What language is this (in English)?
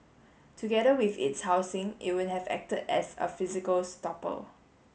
English